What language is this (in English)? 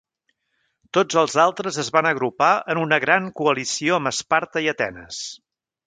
Catalan